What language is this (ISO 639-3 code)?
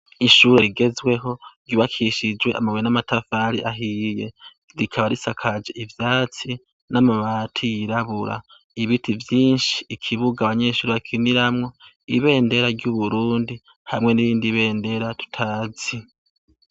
run